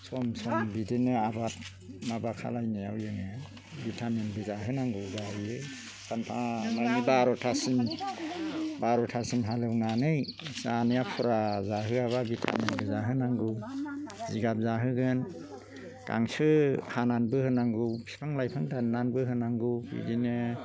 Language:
Bodo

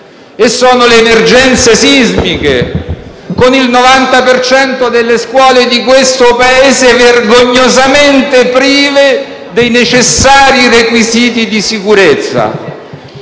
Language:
Italian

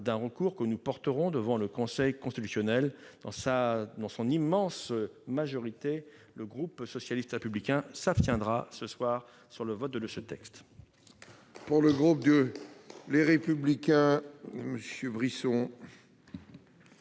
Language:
French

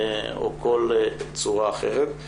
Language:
Hebrew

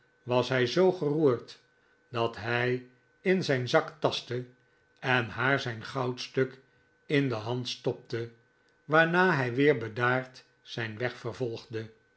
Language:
Dutch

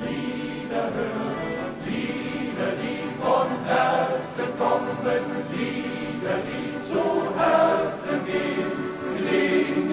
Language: Latvian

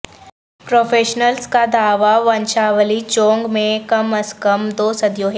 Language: Urdu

